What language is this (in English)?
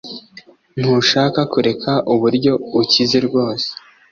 Kinyarwanda